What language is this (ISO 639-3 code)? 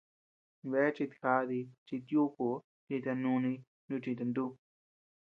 cux